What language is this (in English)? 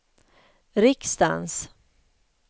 Swedish